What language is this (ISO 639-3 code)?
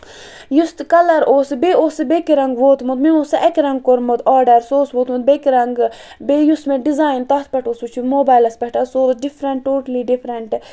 kas